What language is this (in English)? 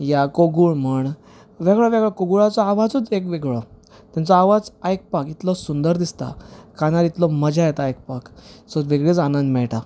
Konkani